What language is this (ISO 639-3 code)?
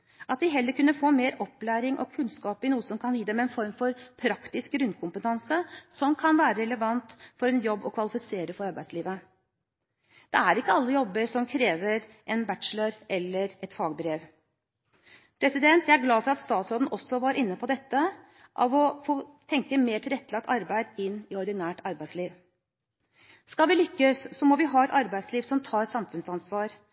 nob